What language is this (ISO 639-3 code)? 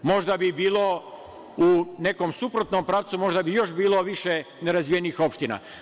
srp